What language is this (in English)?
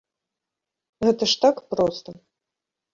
Belarusian